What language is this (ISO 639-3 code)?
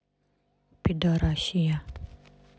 rus